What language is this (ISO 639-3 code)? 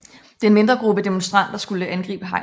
dan